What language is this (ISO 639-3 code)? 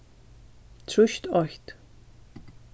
fao